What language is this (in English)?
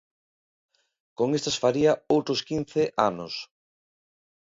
Galician